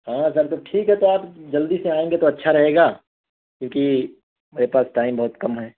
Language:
Urdu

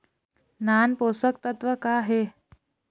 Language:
Chhattisgarhi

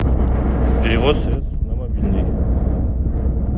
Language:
Russian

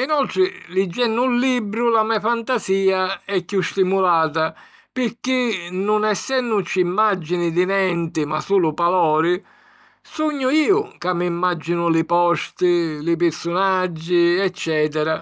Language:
Sicilian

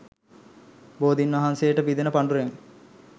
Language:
Sinhala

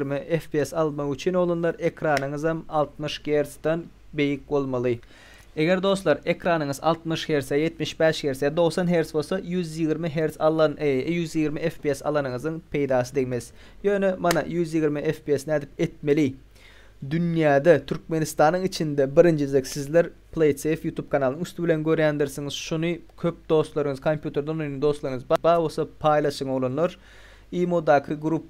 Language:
Turkish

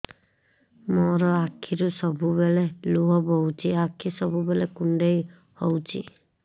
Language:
Odia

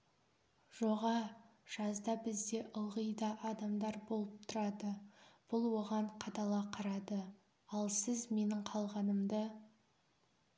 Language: Kazakh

